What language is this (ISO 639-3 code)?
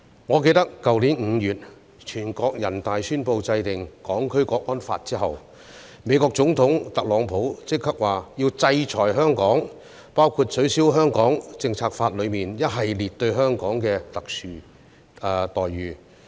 yue